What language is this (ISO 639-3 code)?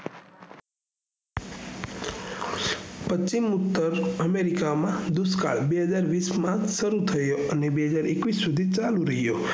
guj